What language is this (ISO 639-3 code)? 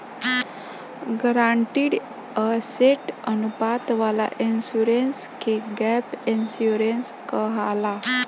bho